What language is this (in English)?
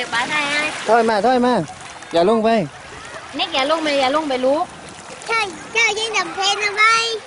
Thai